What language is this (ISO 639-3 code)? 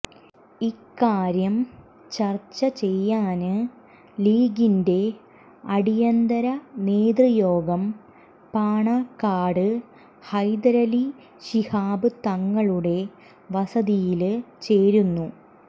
mal